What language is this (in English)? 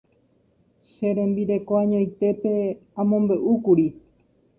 Guarani